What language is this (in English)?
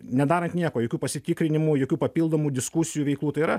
Lithuanian